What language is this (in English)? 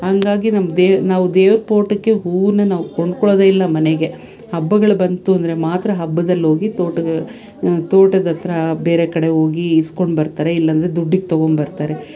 Kannada